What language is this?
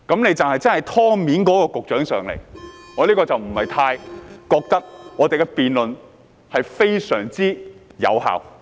Cantonese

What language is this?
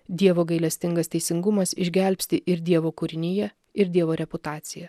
Lithuanian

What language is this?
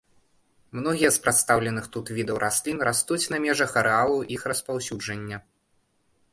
Belarusian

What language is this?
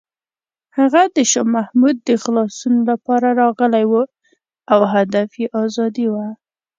Pashto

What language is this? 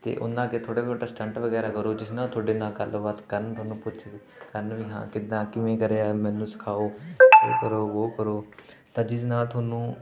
Punjabi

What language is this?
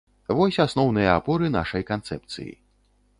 Belarusian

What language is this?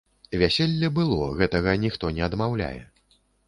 Belarusian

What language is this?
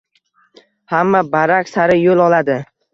Uzbek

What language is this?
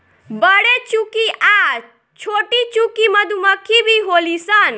Bhojpuri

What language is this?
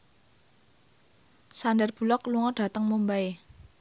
Javanese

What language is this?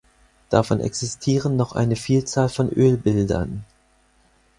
German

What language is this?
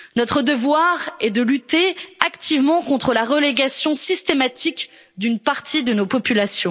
French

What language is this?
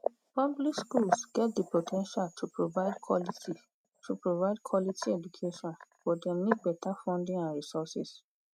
Nigerian Pidgin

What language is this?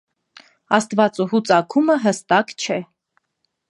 Armenian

